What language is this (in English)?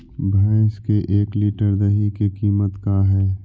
Magahi